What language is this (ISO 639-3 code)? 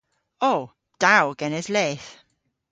cor